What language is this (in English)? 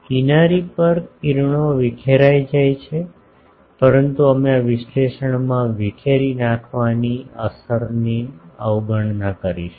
Gujarati